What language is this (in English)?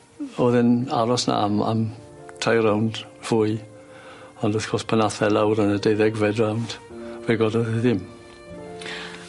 Welsh